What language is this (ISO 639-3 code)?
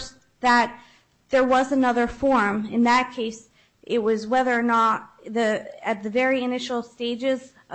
eng